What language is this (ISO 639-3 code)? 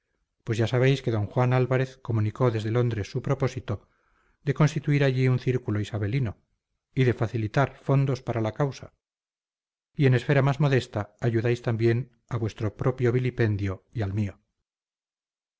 spa